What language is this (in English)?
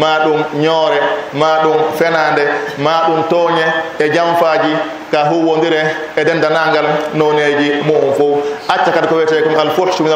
Indonesian